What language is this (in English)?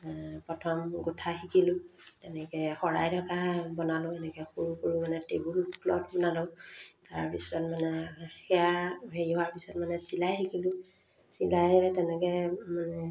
Assamese